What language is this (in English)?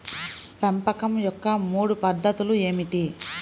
Telugu